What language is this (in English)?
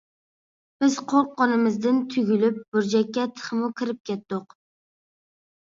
Uyghur